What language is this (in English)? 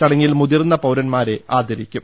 Malayalam